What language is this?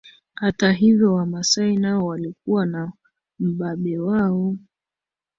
Swahili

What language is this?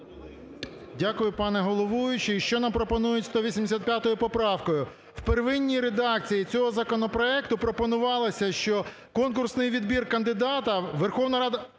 Ukrainian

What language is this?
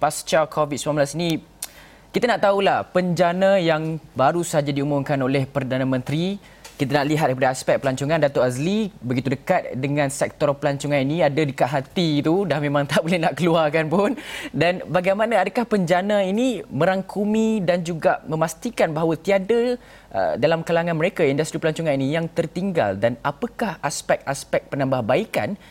Malay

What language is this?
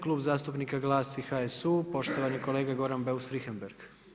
Croatian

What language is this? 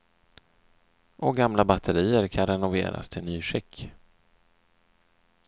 Swedish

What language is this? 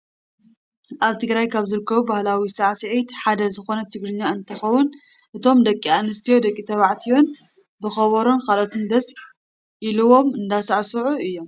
Tigrinya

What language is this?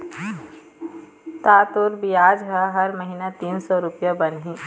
Chhattisgarhi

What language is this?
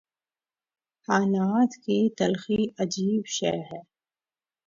Urdu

